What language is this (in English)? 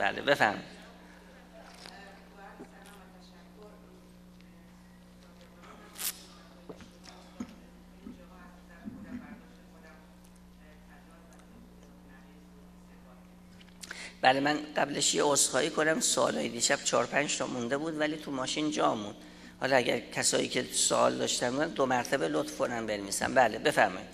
Persian